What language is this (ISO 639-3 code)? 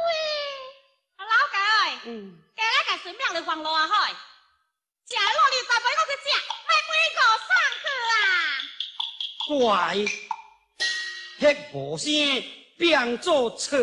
zho